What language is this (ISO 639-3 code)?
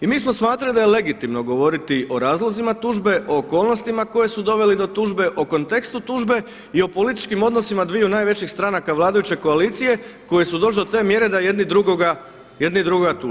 hrv